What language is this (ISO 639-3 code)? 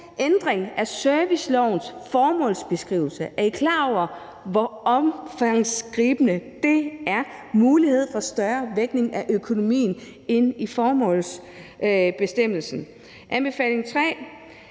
dan